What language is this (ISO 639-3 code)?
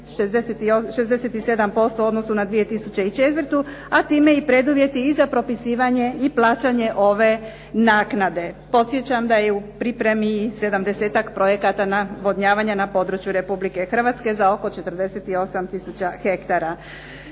hrv